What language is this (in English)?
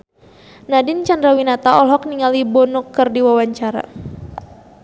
Sundanese